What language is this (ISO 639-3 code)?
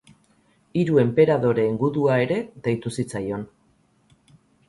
eus